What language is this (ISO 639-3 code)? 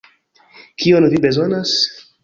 epo